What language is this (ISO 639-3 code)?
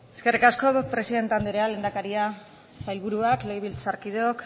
eus